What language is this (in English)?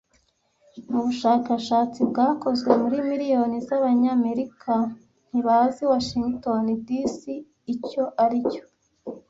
Kinyarwanda